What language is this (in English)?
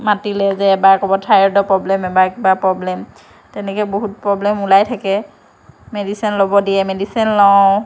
Assamese